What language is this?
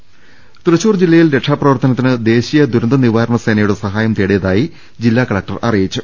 Malayalam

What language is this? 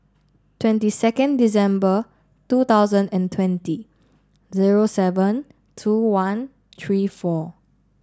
English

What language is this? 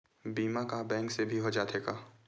Chhattisgarhi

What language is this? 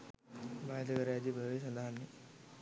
Sinhala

